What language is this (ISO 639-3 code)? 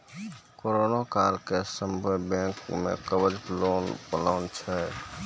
mai